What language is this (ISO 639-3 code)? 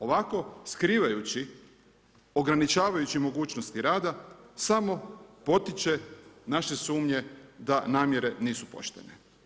hrv